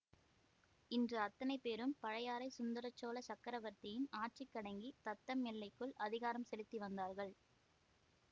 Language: Tamil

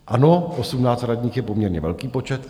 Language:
Czech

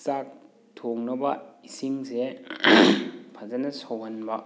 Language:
Manipuri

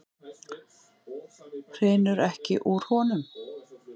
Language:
Icelandic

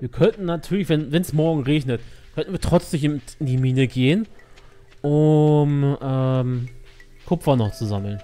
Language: German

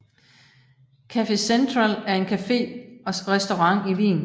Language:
Danish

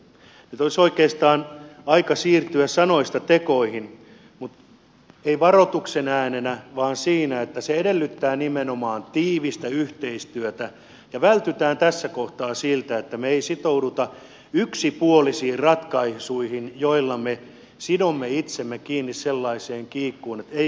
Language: Finnish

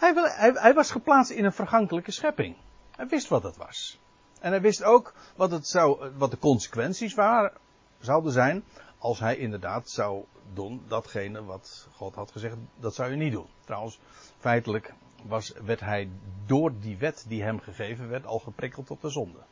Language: Dutch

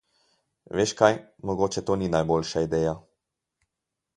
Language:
Slovenian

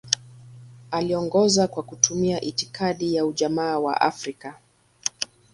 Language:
Swahili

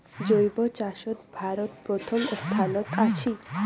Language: Bangla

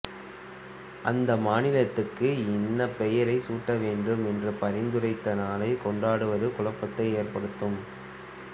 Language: Tamil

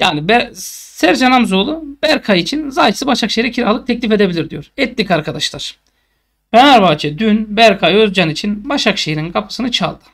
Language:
Turkish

